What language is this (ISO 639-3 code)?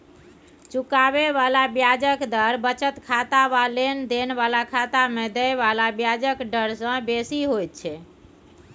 mai